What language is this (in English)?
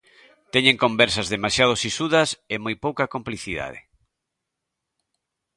Galician